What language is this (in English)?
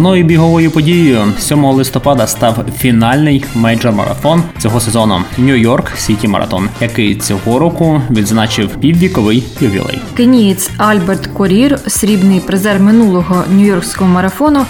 Ukrainian